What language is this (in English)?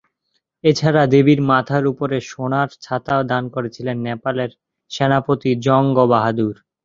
Bangla